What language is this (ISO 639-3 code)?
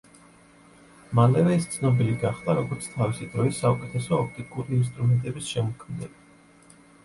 kat